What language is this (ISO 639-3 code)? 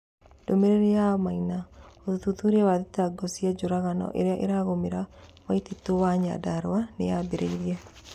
kik